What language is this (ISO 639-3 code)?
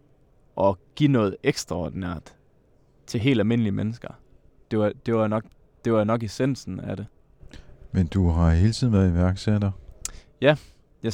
dan